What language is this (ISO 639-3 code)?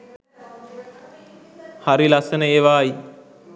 sin